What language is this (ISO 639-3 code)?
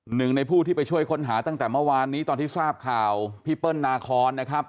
tha